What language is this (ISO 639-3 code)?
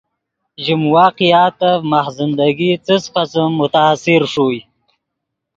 ydg